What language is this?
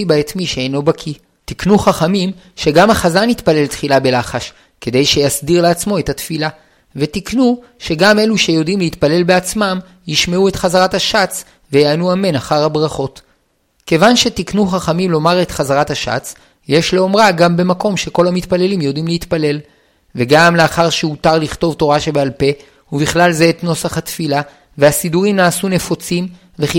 Hebrew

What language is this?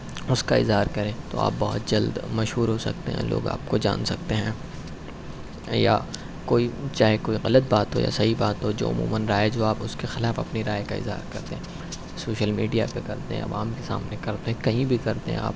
Urdu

